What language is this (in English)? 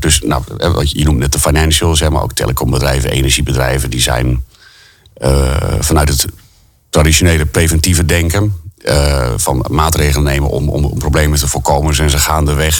Dutch